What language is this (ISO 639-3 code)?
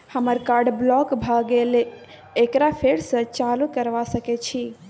mai